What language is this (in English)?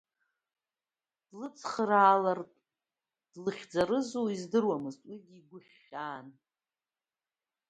Abkhazian